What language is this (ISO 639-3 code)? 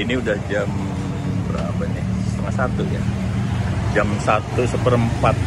ind